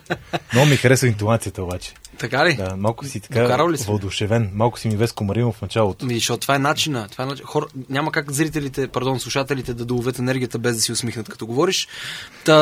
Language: Bulgarian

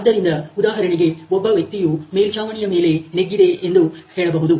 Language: Kannada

